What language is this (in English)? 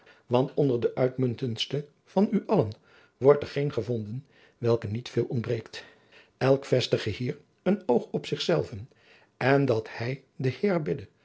Dutch